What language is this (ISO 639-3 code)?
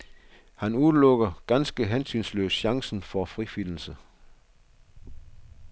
dan